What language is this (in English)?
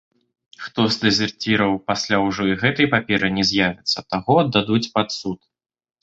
Belarusian